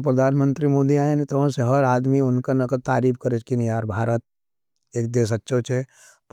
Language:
Nimadi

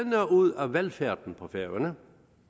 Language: Danish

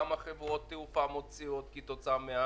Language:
Hebrew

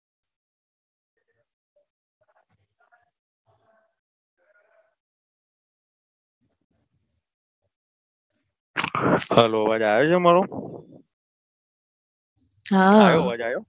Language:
Gujarati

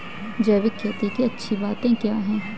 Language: Hindi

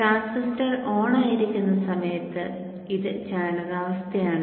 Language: Malayalam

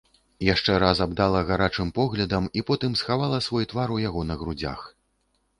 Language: Belarusian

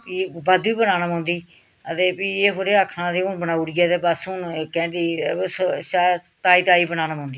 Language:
Dogri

